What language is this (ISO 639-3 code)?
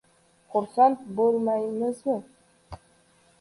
uzb